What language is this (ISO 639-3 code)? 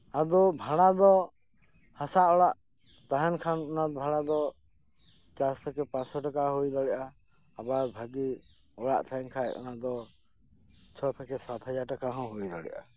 sat